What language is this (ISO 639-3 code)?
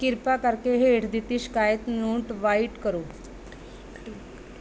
pan